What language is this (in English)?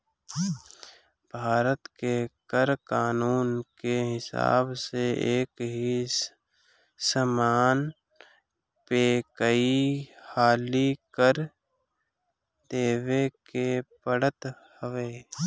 Bhojpuri